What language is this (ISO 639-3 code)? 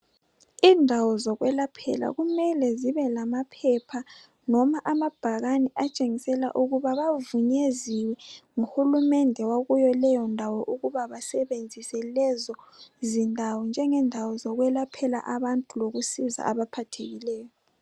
nde